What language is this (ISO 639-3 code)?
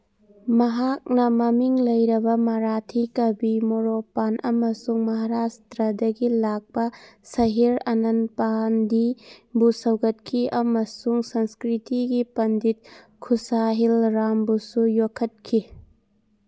mni